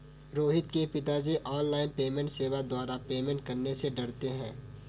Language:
Hindi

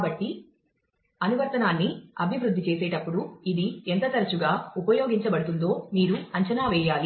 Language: Telugu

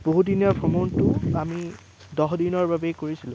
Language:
Assamese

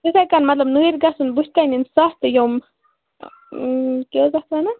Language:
Kashmiri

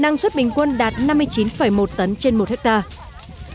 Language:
Vietnamese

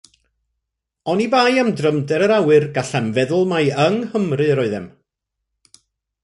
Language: Welsh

